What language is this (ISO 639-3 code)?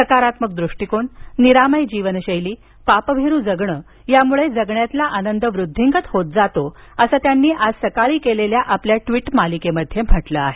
mar